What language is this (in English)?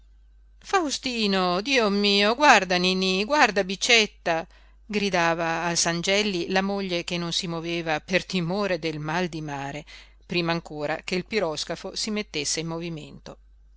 Italian